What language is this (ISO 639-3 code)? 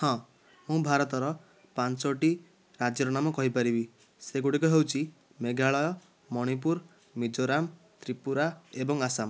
ori